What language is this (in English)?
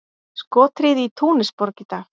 Icelandic